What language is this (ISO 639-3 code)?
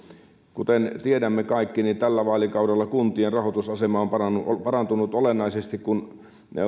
fin